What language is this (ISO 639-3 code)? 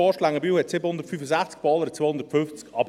gsw